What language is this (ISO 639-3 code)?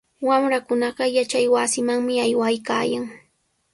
qws